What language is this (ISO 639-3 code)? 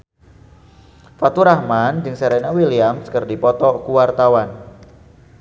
sun